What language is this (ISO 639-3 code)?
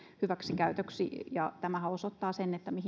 fin